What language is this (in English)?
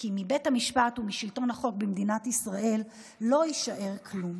Hebrew